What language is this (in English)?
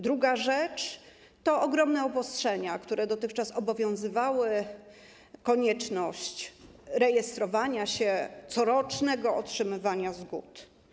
Polish